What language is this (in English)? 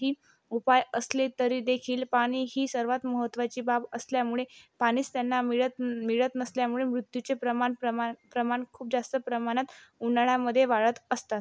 Marathi